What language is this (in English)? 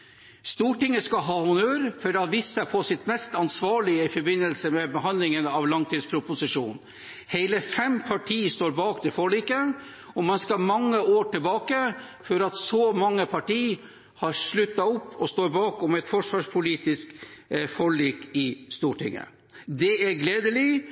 Norwegian Bokmål